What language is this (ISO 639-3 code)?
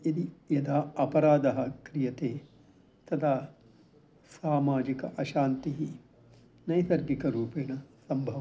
san